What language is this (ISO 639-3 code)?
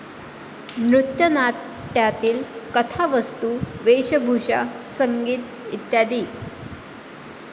mar